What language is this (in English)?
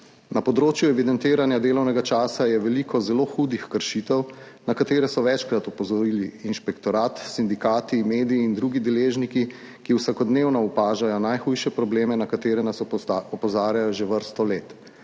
Slovenian